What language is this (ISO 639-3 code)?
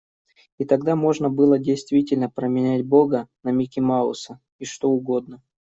rus